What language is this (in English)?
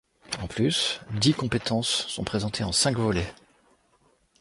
French